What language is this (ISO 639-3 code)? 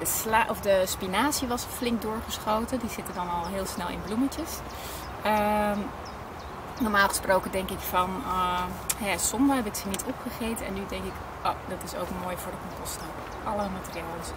nld